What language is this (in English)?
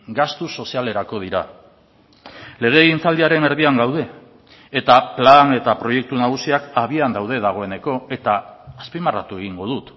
Basque